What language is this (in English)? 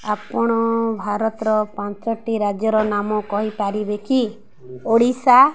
Odia